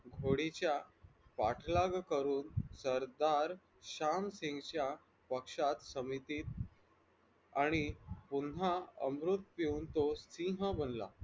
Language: Marathi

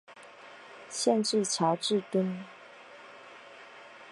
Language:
Chinese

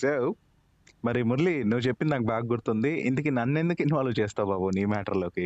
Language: Telugu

